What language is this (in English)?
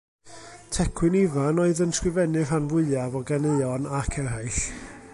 Welsh